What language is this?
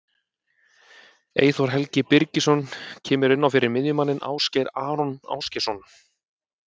Icelandic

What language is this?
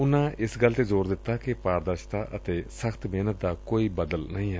Punjabi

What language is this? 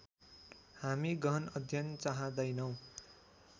Nepali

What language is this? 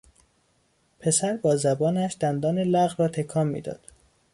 Persian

